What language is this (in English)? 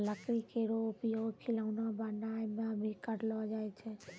Maithili